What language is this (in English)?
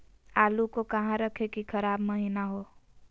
Magahi